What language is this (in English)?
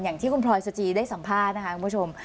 Thai